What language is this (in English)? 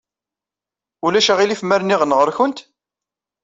Kabyle